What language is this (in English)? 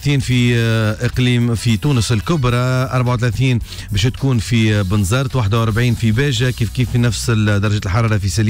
Arabic